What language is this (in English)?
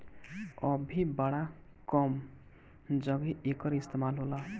Bhojpuri